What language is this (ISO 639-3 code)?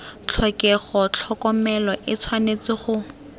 tsn